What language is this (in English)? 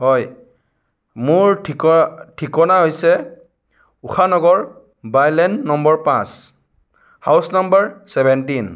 Assamese